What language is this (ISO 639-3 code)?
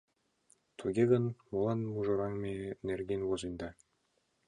chm